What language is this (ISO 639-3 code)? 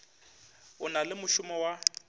nso